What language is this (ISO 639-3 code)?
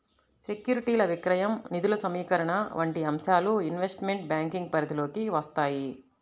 tel